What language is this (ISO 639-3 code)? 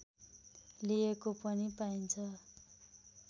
nep